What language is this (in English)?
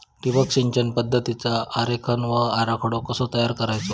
Marathi